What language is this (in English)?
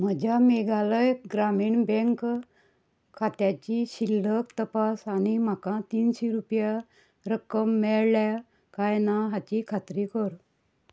Konkani